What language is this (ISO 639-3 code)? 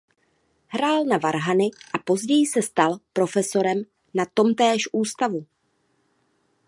ces